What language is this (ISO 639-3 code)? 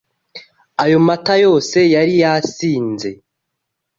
kin